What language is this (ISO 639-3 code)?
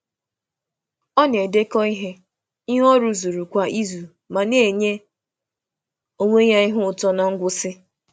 ibo